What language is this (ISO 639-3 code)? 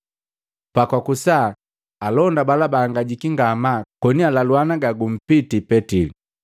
mgv